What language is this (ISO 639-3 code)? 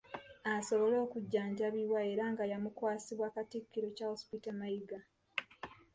lug